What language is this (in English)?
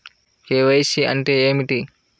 Telugu